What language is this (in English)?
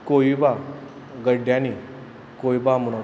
Konkani